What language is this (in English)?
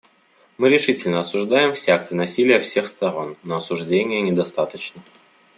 Russian